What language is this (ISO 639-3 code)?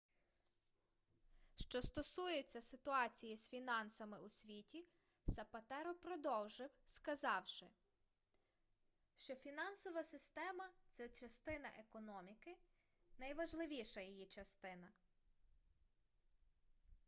ukr